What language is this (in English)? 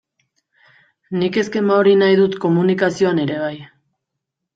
Basque